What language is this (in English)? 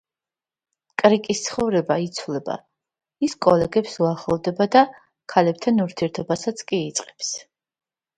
Georgian